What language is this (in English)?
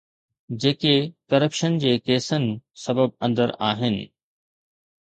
Sindhi